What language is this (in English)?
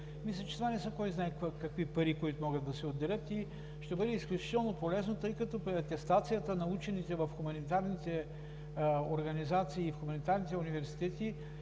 Bulgarian